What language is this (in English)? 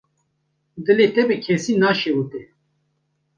Kurdish